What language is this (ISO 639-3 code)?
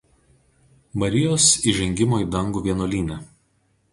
lit